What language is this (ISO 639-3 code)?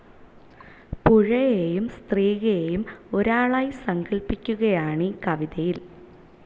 mal